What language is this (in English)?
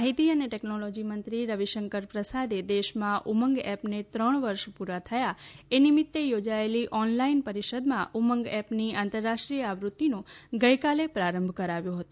Gujarati